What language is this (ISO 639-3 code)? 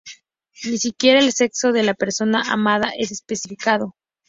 spa